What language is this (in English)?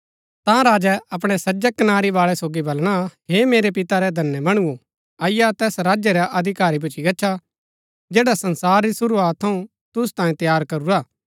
Gaddi